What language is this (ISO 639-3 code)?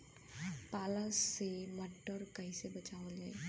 bho